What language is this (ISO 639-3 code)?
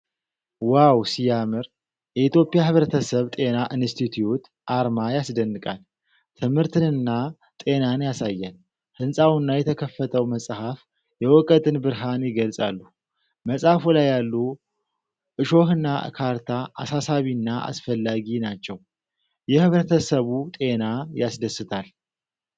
amh